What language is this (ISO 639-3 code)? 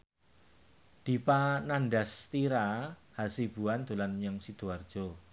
jav